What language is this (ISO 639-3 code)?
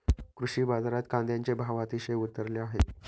mar